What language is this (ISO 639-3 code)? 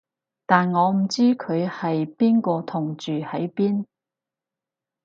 yue